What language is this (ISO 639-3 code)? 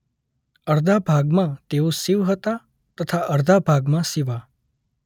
guj